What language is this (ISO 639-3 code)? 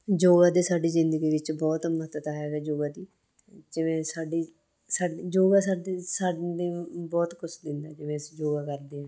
pan